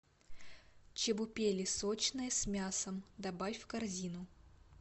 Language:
Russian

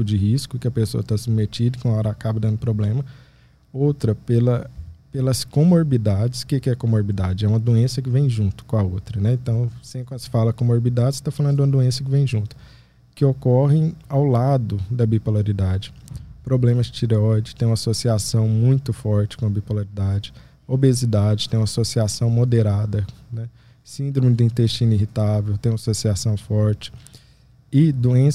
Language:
Portuguese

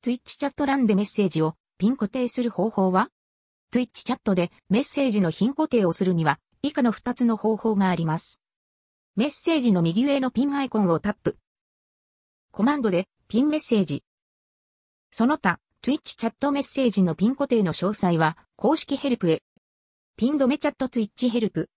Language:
Japanese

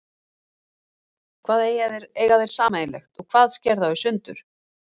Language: Icelandic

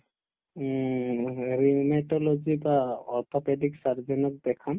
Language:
Assamese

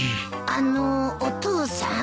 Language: Japanese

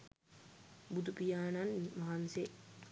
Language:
Sinhala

